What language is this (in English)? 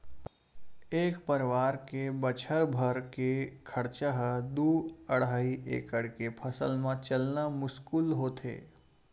Chhattisgarhi